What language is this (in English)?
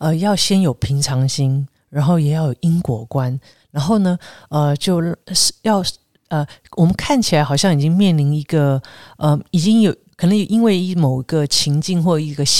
Chinese